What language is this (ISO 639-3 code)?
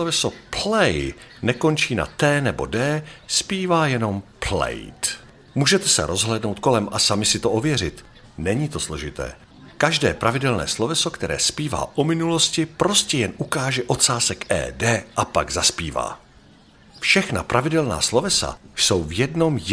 ces